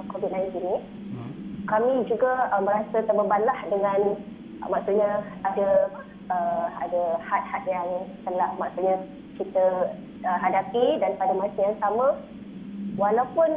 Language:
Malay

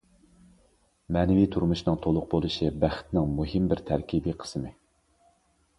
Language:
Uyghur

